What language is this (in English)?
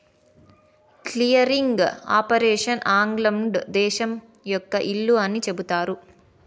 Telugu